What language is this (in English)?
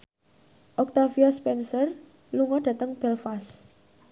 Javanese